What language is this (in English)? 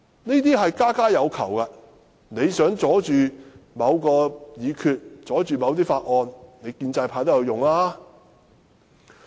Cantonese